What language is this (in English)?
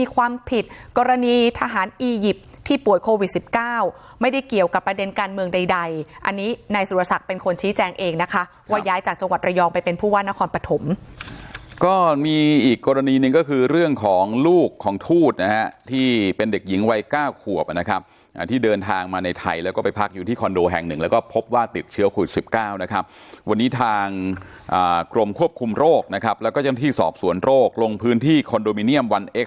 Thai